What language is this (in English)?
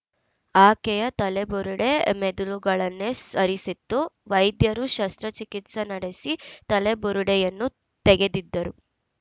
Kannada